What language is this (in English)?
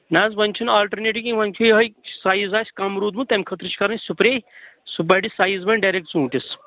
Kashmiri